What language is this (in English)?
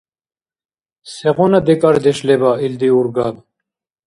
Dargwa